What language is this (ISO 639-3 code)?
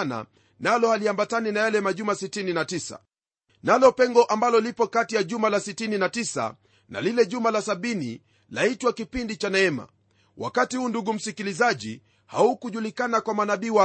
swa